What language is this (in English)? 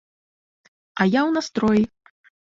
Belarusian